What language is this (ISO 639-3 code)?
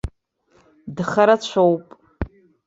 abk